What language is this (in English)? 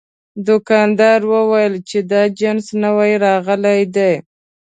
Pashto